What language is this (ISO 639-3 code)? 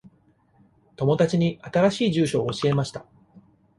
jpn